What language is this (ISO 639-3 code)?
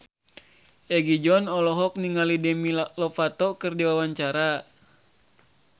sun